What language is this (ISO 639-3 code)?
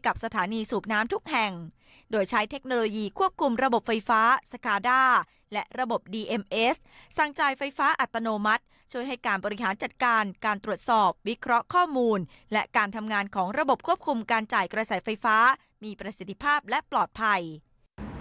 tha